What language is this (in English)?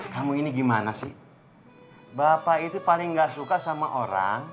Indonesian